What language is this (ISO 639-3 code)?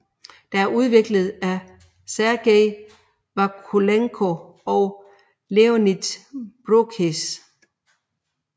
dan